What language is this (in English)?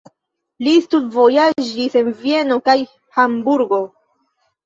Esperanto